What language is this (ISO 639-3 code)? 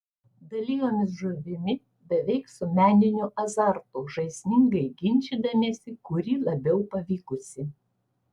lit